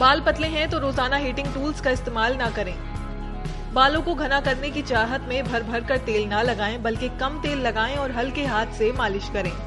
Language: Hindi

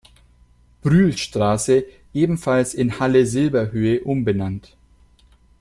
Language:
German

